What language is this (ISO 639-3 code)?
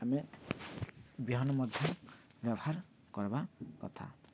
ori